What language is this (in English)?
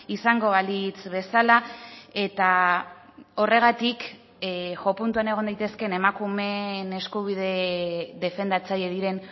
Basque